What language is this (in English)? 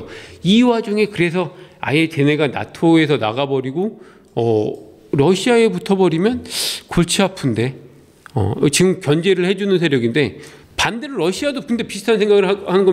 Korean